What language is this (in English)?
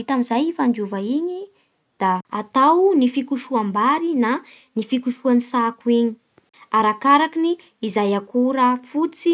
Bara Malagasy